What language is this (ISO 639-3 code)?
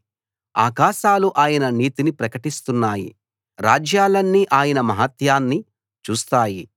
tel